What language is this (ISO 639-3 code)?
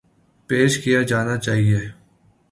urd